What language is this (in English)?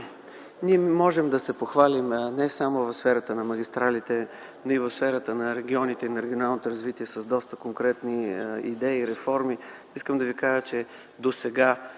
Bulgarian